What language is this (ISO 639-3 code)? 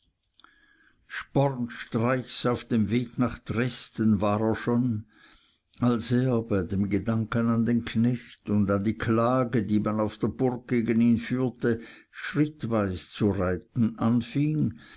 deu